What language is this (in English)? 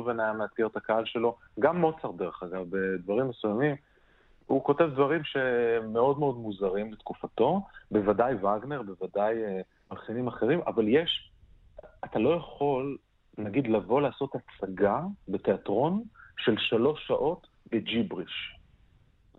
Hebrew